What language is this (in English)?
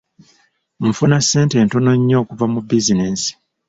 Ganda